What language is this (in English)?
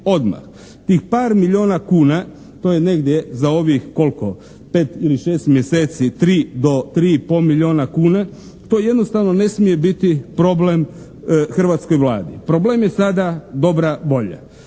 Croatian